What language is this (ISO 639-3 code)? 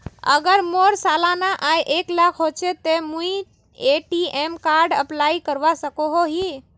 mag